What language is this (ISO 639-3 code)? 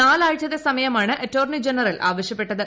mal